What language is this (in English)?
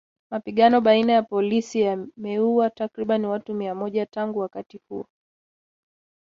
Swahili